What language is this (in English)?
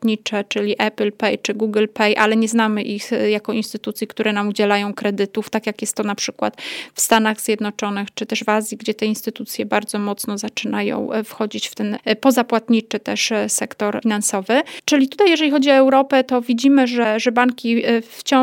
Polish